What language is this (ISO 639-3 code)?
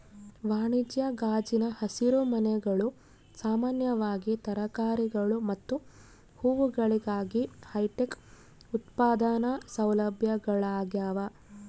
kan